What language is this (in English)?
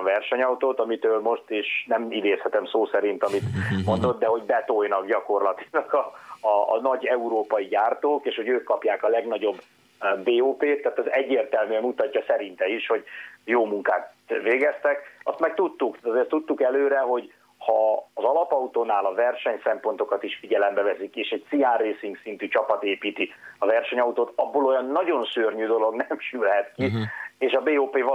Hungarian